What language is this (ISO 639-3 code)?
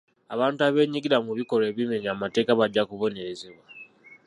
lug